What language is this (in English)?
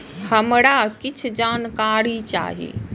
Maithili